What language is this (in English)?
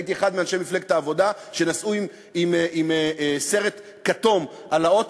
Hebrew